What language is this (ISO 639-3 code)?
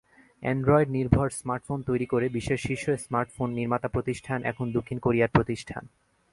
ben